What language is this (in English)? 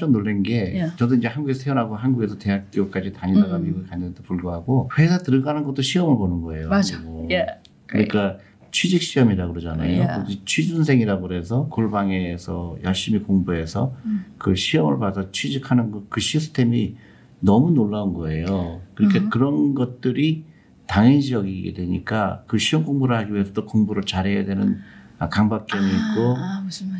Korean